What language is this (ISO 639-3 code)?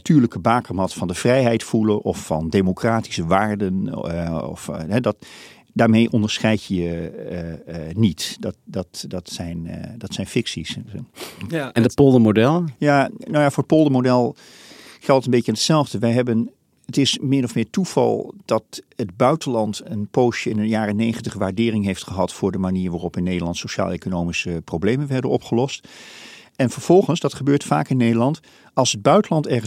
nld